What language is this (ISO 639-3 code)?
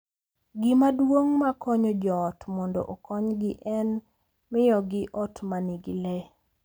luo